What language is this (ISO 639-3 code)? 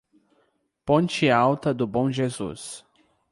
por